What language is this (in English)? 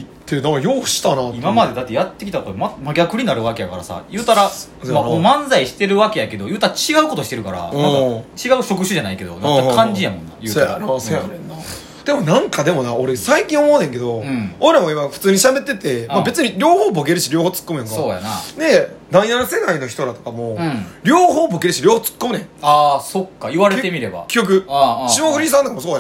Japanese